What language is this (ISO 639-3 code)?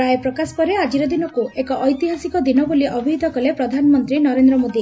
ori